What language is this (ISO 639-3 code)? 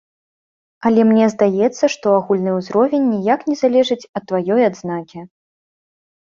bel